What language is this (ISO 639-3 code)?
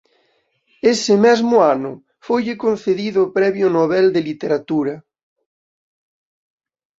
glg